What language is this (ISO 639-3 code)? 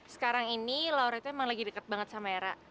ind